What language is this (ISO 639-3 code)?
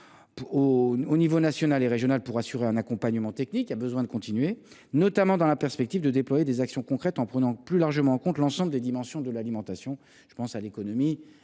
fra